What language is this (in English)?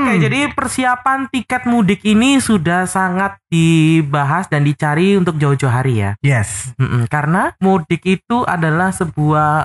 Indonesian